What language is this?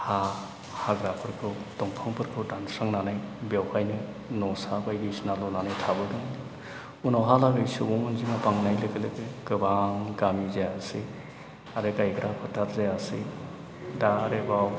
Bodo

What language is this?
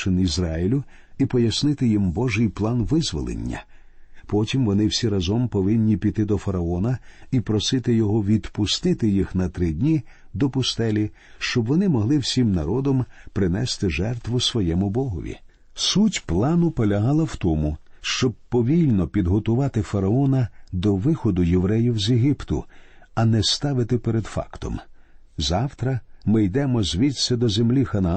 Ukrainian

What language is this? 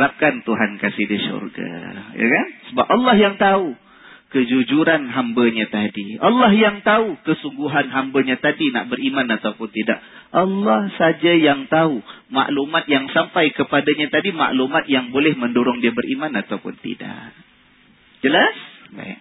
Malay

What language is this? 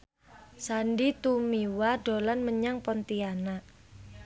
Javanese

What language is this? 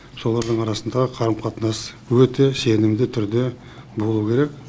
Kazakh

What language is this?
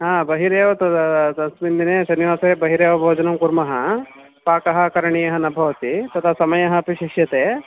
Sanskrit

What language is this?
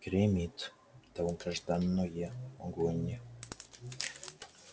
Russian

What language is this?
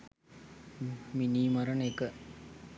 Sinhala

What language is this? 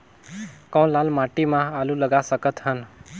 Chhattisgarhi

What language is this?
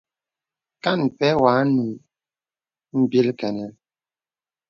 Bebele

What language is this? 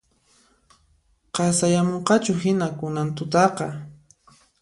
Puno Quechua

